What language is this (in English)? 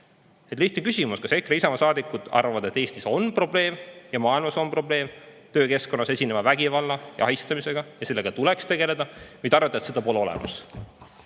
Estonian